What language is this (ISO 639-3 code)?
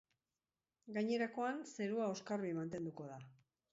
eus